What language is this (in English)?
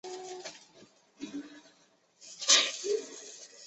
Chinese